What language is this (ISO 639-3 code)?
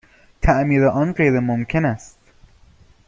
fas